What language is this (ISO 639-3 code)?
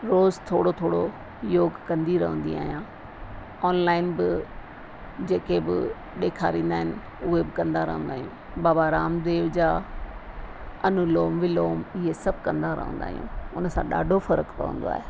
snd